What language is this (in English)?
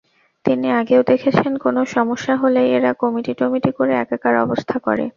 Bangla